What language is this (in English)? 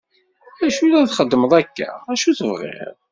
Kabyle